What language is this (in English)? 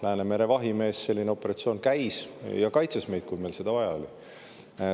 Estonian